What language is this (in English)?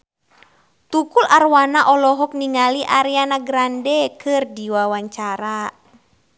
Sundanese